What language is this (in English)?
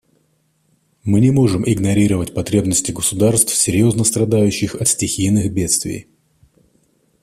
Russian